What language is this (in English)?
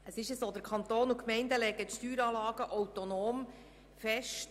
Swiss German